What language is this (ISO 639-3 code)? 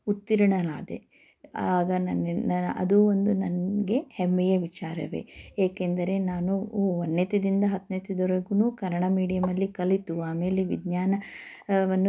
kan